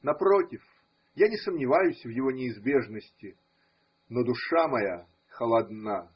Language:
Russian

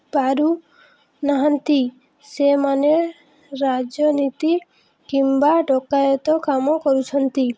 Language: Odia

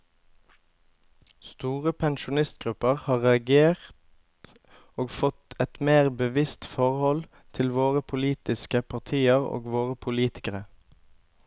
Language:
Norwegian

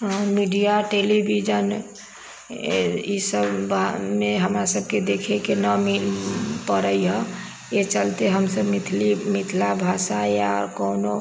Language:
Maithili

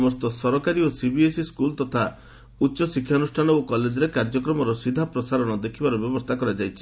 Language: Odia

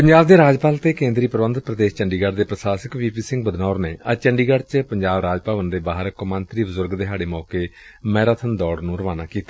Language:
Punjabi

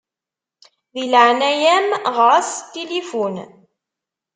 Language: Kabyle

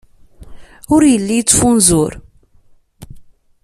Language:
Kabyle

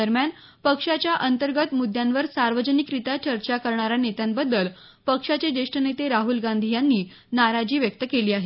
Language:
Marathi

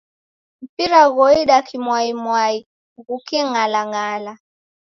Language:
Taita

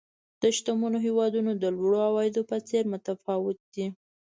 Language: Pashto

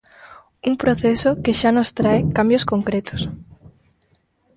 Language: Galician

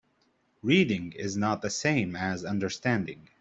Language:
English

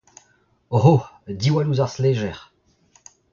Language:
Breton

